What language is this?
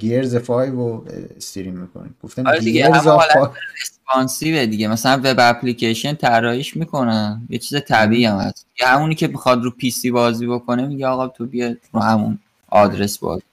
Persian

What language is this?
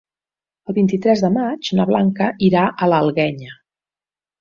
Catalan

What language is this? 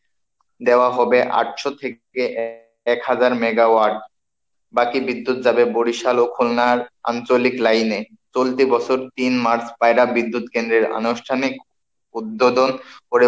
Bangla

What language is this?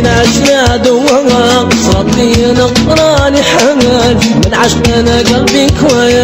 Arabic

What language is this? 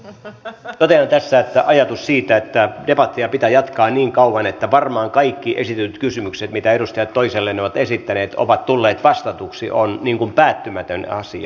Finnish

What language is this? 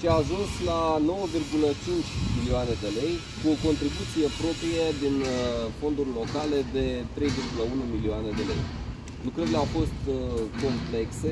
Romanian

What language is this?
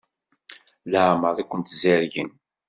Kabyle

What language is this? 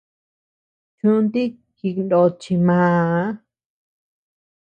Tepeuxila Cuicatec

